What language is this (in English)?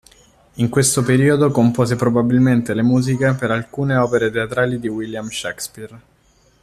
Italian